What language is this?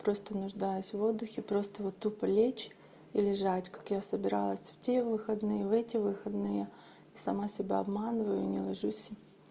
Russian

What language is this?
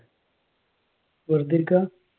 Malayalam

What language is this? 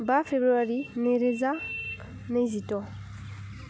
Bodo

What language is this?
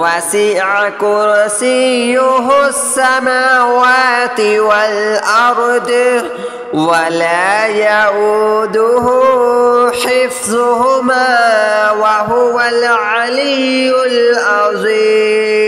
Arabic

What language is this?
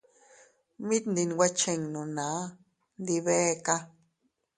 Teutila Cuicatec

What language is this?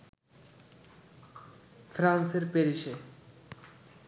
Bangla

